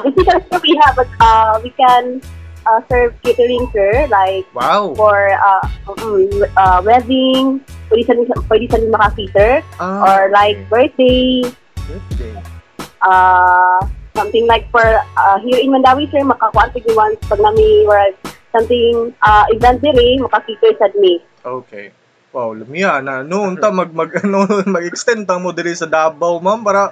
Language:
Filipino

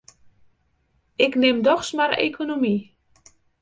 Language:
Western Frisian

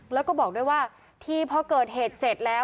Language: Thai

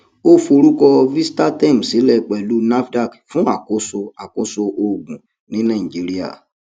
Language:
Yoruba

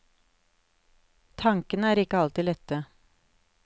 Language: Norwegian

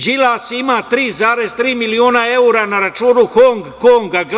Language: Serbian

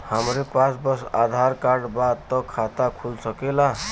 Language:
Bhojpuri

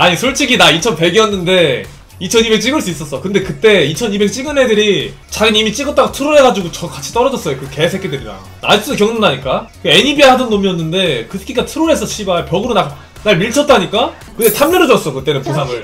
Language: Korean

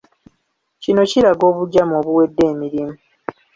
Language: Ganda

